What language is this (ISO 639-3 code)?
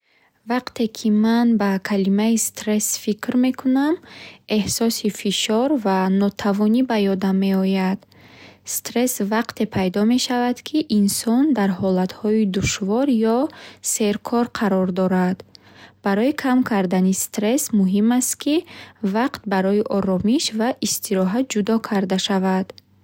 bhh